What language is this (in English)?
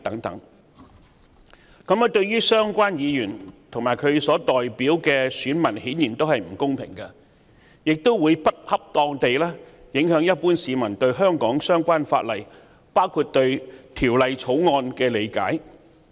Cantonese